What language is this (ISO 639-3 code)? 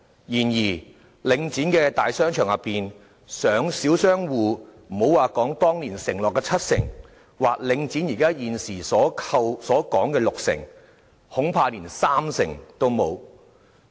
yue